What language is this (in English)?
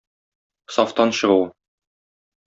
Tatar